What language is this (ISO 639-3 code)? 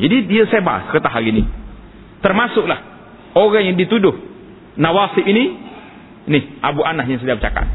msa